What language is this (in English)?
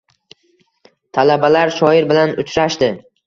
Uzbek